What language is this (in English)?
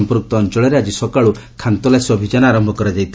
Odia